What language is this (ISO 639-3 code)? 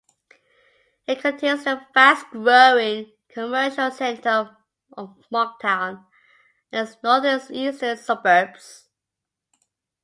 eng